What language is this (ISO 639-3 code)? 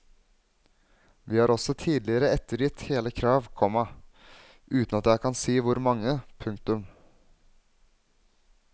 nor